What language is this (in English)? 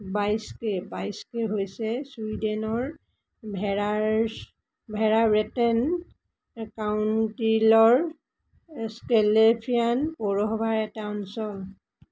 Assamese